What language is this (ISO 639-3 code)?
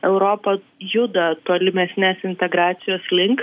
lit